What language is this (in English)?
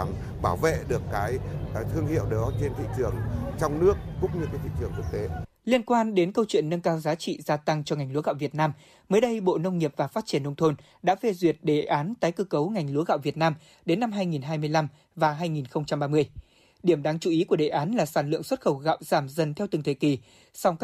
Vietnamese